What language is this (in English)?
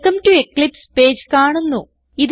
Malayalam